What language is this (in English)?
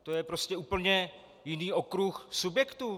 Czech